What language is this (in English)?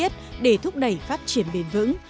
Vietnamese